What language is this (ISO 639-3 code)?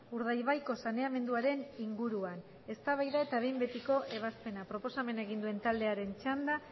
eus